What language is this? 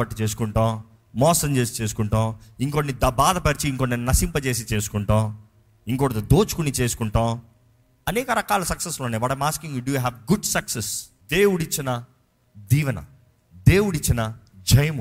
Telugu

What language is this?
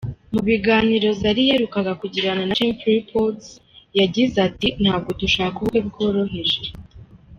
Kinyarwanda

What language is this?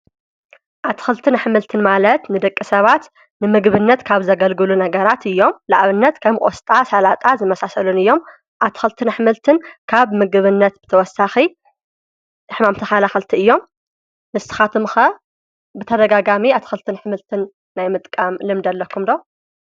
Tigrinya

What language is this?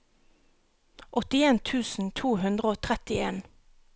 Norwegian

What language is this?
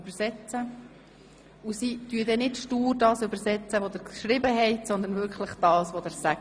Swiss German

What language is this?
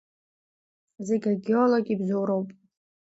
Abkhazian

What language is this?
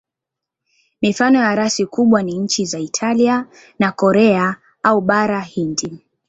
Swahili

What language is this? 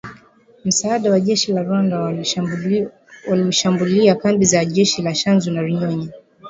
Swahili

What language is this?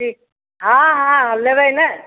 Maithili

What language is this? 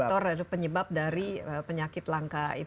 Indonesian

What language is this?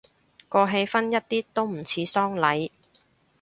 Cantonese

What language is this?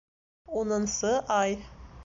Bashkir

